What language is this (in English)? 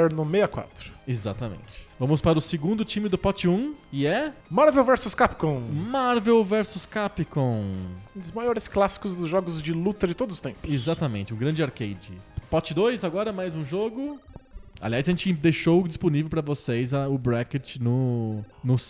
Portuguese